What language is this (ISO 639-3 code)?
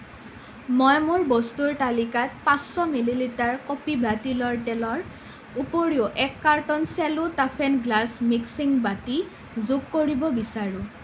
asm